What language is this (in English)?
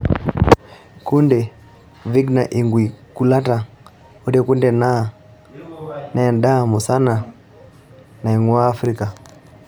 Masai